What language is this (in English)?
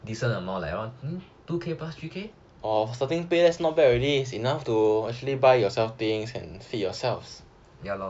English